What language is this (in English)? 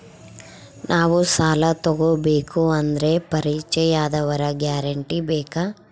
Kannada